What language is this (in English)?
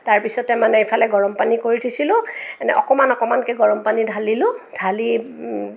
Assamese